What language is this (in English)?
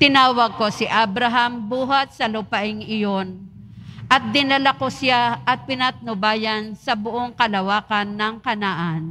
Filipino